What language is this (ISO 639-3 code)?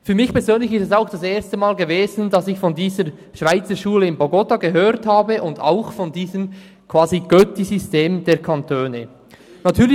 gsw